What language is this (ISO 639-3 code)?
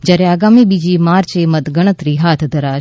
guj